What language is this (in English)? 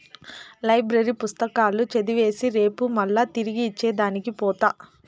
Telugu